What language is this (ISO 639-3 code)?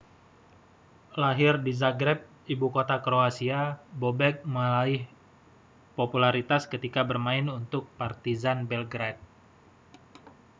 ind